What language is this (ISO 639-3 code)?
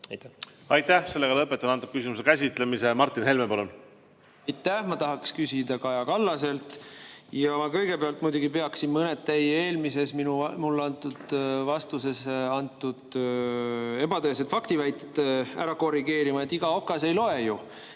est